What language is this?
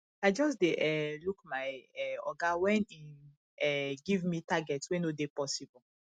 Nigerian Pidgin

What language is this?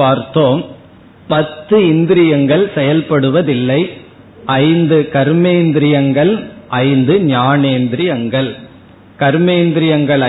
Tamil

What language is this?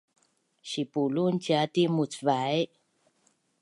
Bunun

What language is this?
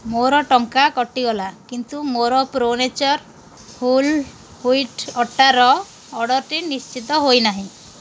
Odia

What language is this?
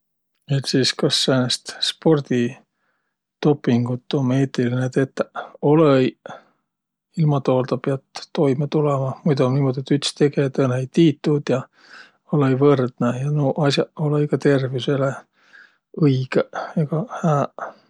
Võro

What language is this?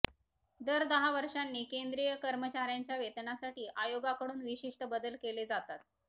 Marathi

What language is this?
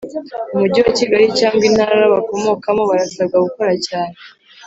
Kinyarwanda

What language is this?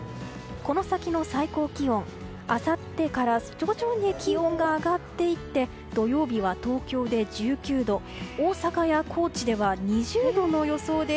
Japanese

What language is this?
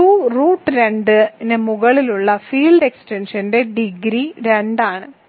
Malayalam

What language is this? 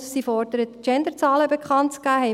Swiss German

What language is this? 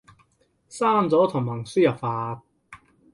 Cantonese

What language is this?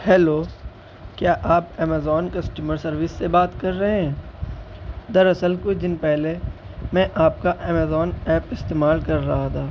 Urdu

